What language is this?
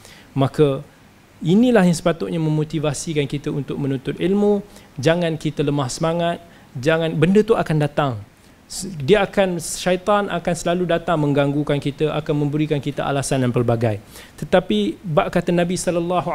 Malay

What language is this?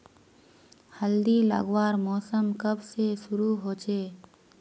Magahi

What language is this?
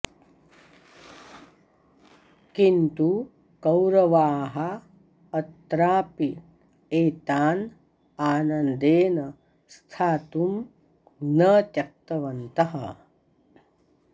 Sanskrit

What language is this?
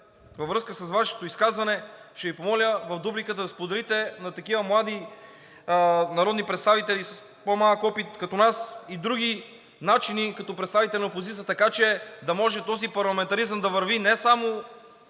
Bulgarian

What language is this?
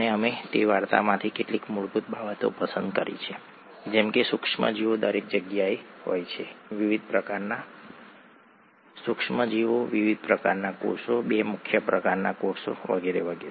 Gujarati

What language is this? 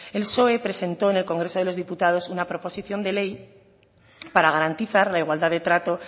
Spanish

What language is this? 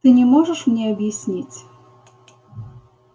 Russian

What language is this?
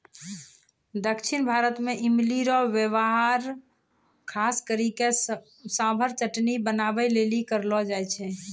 Maithili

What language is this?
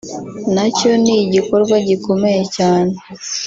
Kinyarwanda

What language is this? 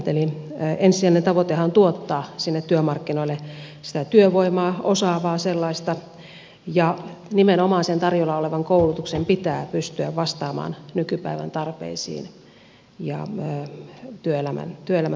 Finnish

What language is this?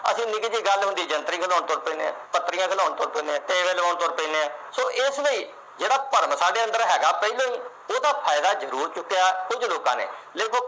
Punjabi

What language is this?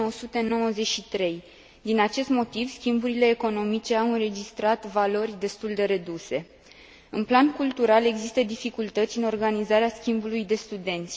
Romanian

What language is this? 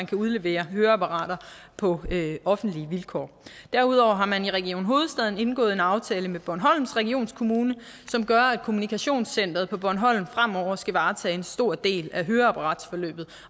Danish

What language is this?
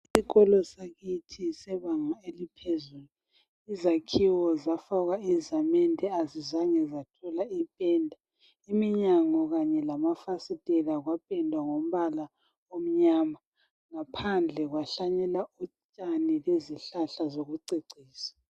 North Ndebele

